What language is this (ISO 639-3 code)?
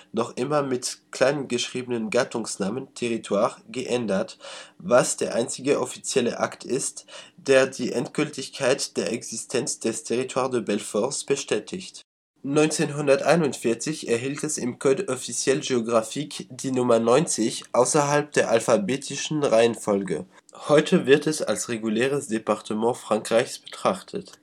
deu